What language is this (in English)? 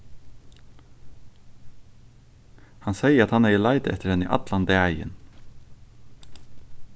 Faroese